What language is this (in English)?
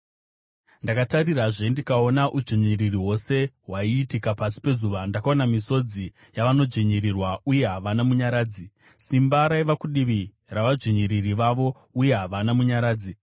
Shona